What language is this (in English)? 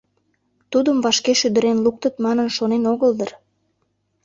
Mari